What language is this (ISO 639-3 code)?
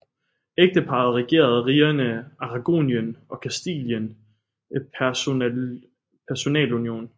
dan